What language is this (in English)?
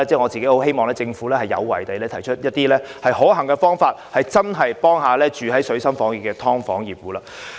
Cantonese